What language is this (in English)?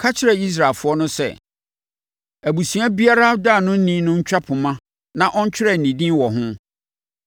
Akan